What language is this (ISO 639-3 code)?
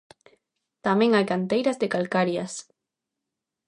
glg